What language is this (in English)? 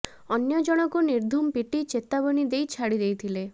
Odia